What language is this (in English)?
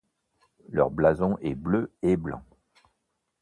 French